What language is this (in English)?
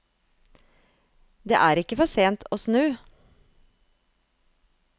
Norwegian